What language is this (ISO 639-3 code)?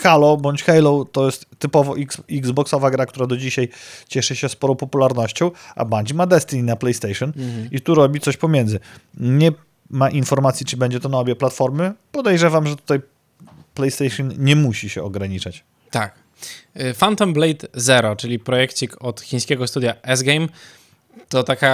pol